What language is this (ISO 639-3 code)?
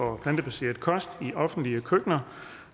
dan